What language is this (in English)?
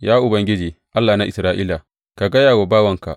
Hausa